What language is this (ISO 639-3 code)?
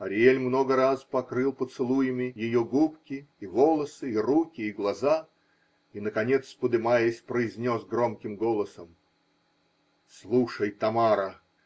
rus